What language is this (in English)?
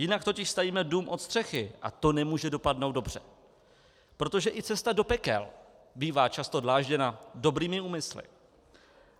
Czech